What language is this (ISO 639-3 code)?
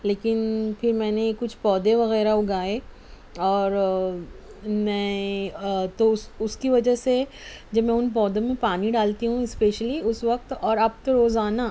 urd